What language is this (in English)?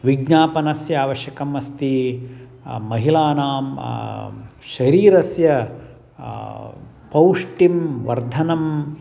Sanskrit